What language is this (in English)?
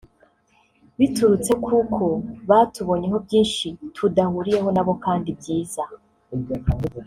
Kinyarwanda